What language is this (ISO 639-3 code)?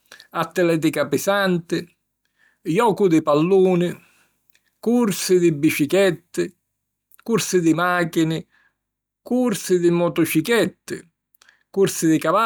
scn